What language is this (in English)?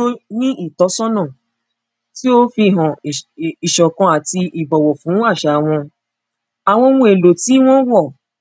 Yoruba